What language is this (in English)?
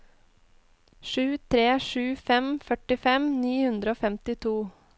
Norwegian